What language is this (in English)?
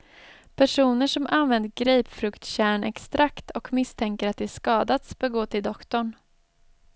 Swedish